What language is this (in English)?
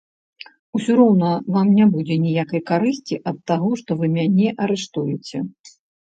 Belarusian